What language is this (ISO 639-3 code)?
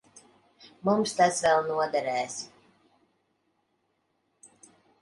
lav